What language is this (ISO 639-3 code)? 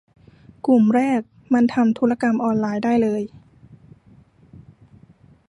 tha